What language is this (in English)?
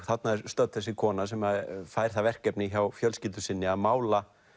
Icelandic